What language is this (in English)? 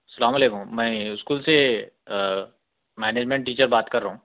Urdu